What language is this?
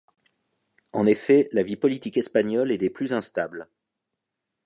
French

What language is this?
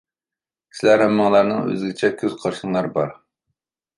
Uyghur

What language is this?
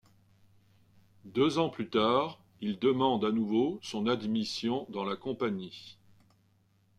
French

